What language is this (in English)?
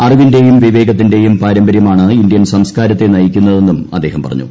Malayalam